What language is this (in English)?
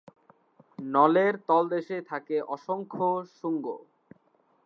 Bangla